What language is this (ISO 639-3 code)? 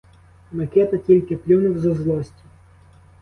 ukr